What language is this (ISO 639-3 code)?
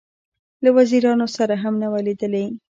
pus